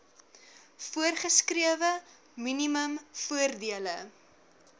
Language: Afrikaans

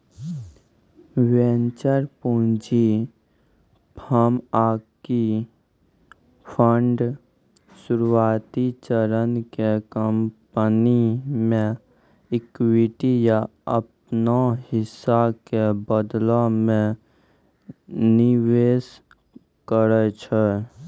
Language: Maithili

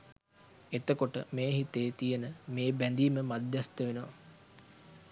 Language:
Sinhala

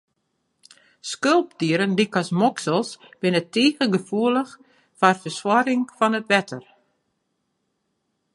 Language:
Western Frisian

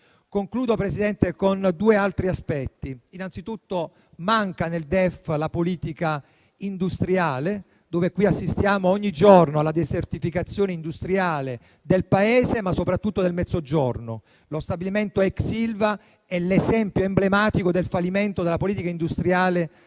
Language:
Italian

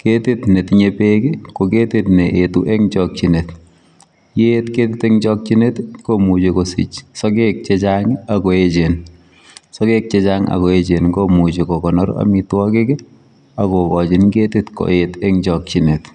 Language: Kalenjin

